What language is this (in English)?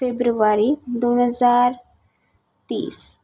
Marathi